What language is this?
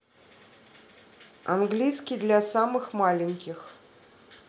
Russian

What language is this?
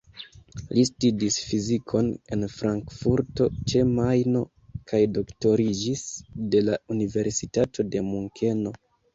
Esperanto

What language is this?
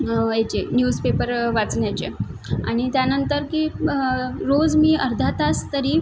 Marathi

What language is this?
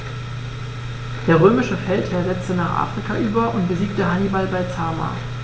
German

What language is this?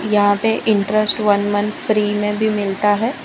Hindi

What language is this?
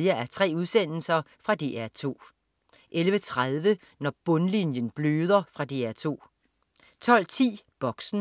Danish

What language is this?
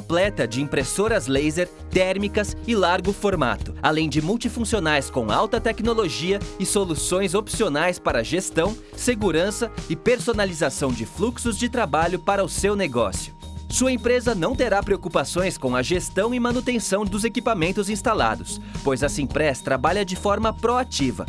Portuguese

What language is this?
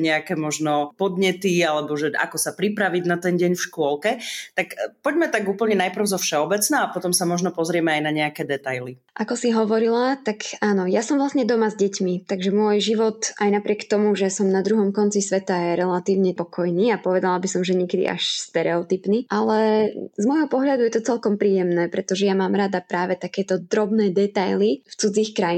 Slovak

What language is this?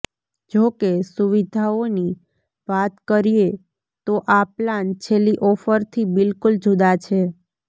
Gujarati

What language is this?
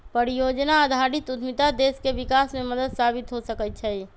Magahi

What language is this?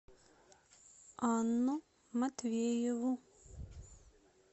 Russian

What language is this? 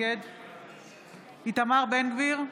Hebrew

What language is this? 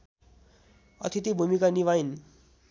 Nepali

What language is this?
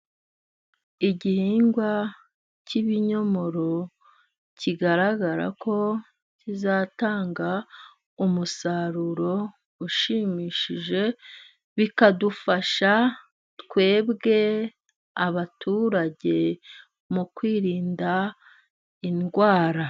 Kinyarwanda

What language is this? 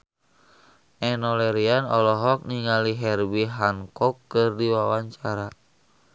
Sundanese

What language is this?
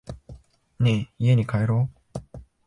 Japanese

